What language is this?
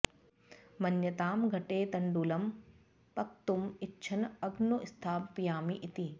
Sanskrit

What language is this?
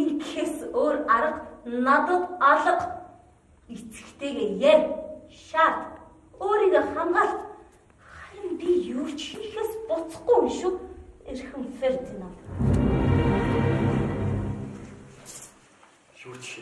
Turkish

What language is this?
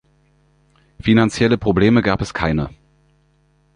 German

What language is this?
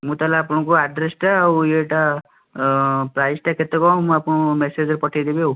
Odia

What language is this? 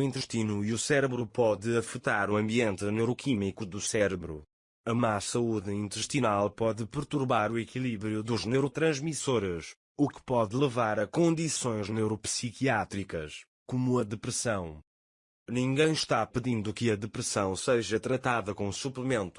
Portuguese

